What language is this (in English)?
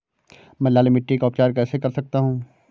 Hindi